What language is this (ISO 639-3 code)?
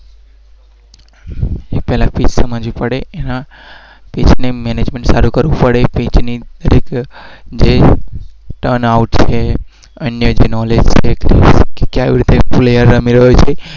guj